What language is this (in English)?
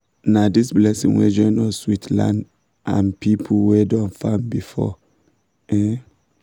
Nigerian Pidgin